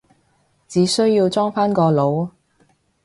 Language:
Cantonese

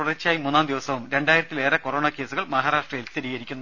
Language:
Malayalam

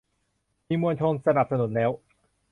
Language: Thai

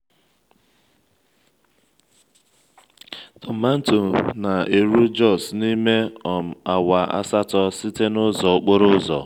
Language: Igbo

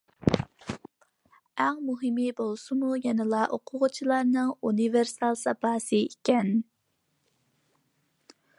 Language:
Uyghur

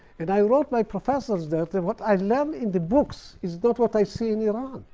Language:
English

